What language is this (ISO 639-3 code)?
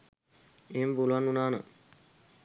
sin